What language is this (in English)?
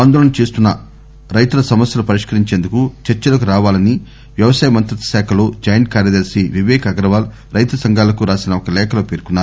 Telugu